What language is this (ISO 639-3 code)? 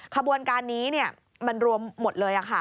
tha